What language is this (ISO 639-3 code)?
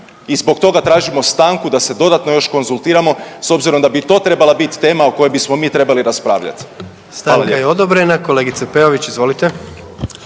hrv